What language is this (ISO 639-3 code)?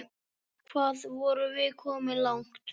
isl